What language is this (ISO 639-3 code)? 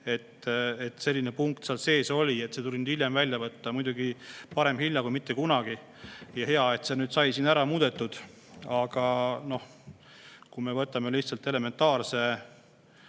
est